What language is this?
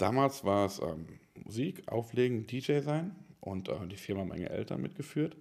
German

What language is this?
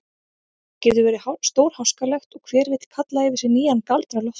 Icelandic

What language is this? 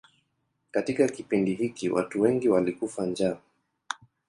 Swahili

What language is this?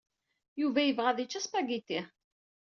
Kabyle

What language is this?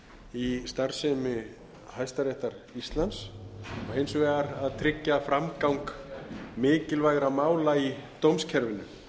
Icelandic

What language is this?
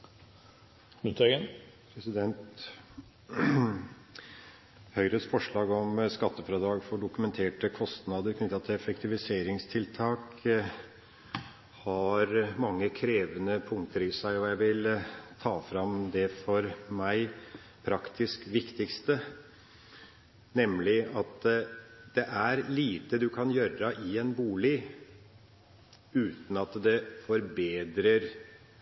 Norwegian Bokmål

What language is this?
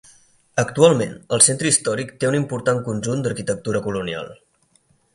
Catalan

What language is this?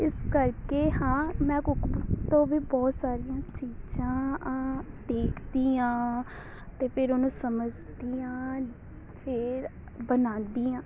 Punjabi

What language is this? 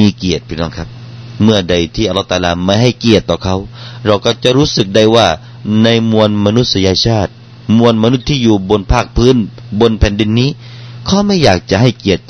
Thai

